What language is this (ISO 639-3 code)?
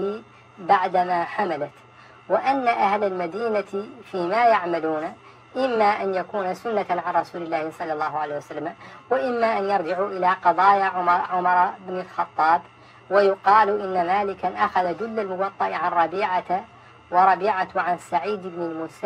ara